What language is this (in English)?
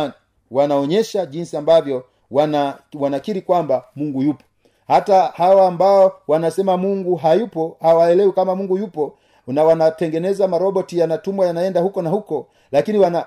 Swahili